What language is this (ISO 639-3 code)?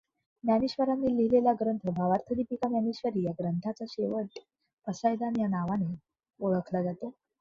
mar